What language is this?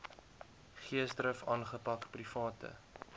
Afrikaans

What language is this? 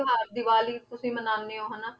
Punjabi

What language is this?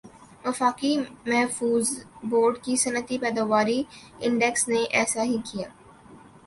Urdu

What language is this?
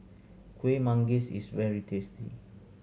English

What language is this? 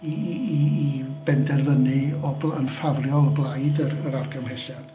Welsh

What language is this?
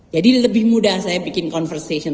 Indonesian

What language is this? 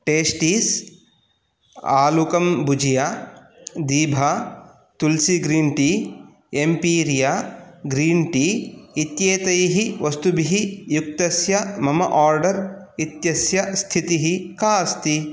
Sanskrit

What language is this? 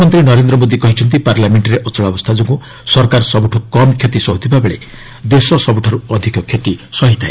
Odia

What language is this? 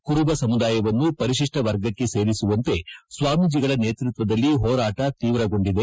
Kannada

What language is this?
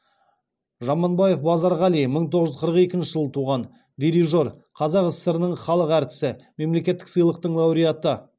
Kazakh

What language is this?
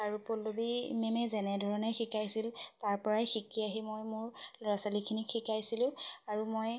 Assamese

